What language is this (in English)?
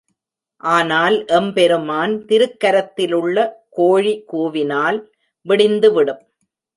Tamil